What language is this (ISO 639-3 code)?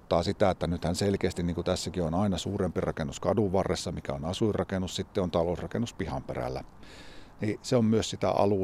fin